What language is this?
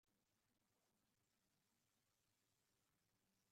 Kabyle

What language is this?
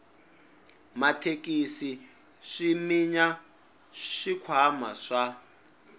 Tsonga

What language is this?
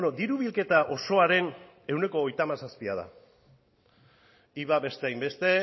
Basque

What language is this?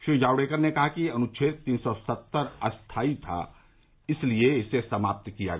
Hindi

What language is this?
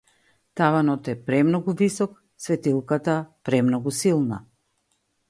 Macedonian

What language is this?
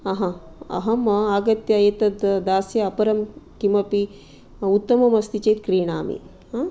Sanskrit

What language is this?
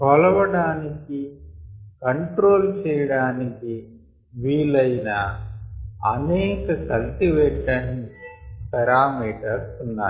Telugu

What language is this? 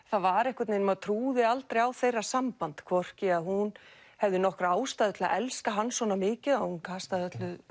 Icelandic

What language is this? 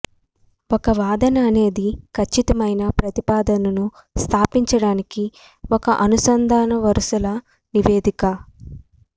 Telugu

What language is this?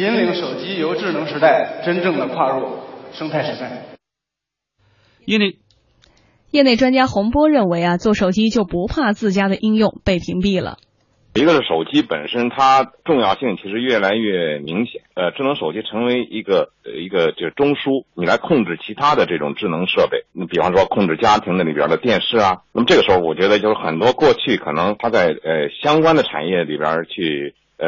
Chinese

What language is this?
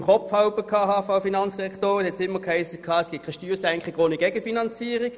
Swiss German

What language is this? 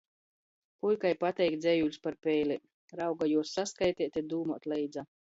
Latgalian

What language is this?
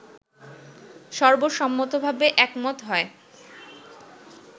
Bangla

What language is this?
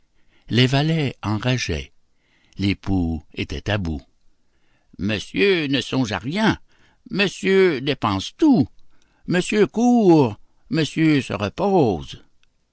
French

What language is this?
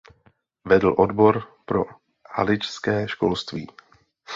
Czech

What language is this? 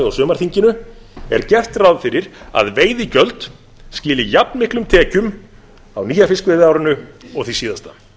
Icelandic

